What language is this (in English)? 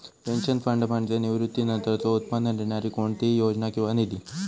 Marathi